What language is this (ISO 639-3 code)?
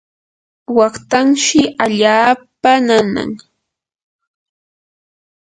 qur